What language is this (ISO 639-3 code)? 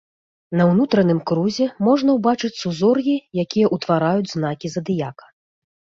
bel